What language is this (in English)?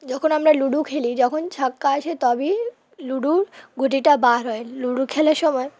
Bangla